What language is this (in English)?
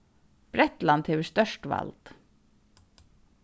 Faroese